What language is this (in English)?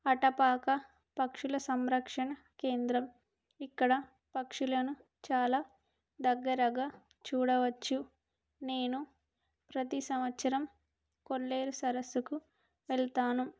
Telugu